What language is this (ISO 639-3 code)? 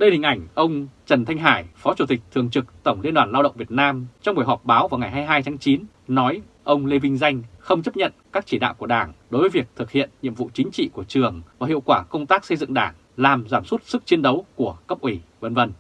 vie